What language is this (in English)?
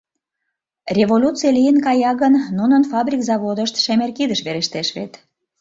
Mari